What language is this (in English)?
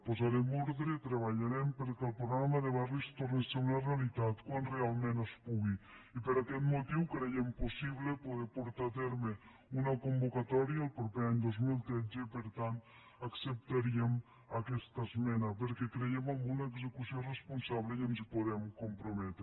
Catalan